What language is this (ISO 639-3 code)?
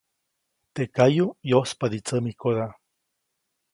zoc